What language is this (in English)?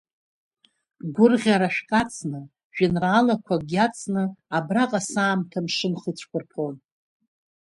Abkhazian